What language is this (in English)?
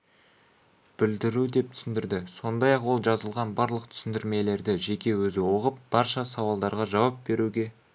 Kazakh